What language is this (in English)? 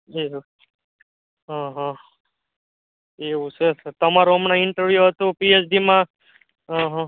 Gujarati